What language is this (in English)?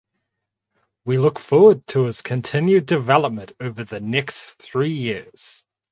English